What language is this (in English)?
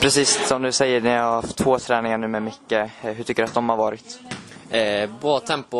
Swedish